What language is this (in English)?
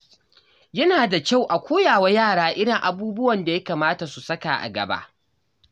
Hausa